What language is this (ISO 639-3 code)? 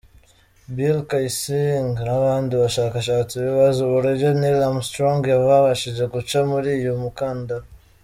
kin